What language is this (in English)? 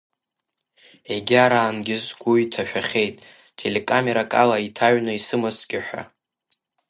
Abkhazian